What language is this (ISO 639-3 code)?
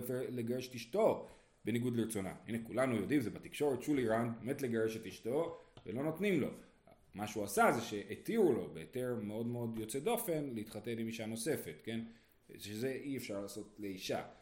heb